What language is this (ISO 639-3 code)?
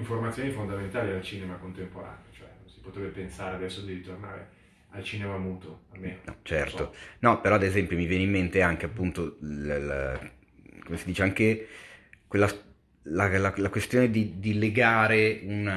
ita